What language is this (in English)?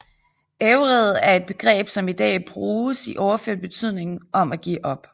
Danish